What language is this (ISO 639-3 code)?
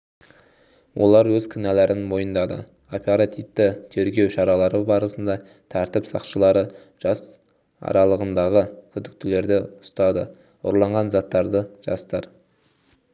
kaz